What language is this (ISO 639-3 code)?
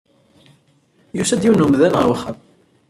kab